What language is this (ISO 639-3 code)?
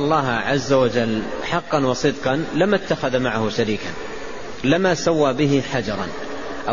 ara